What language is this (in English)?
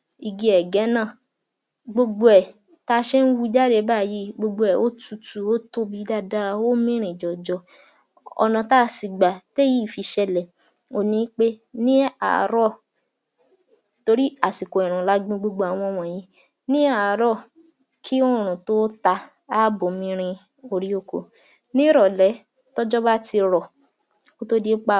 Yoruba